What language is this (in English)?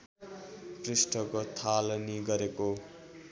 Nepali